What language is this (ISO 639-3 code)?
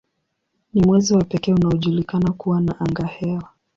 swa